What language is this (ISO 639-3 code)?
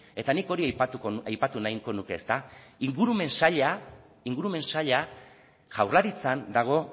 eus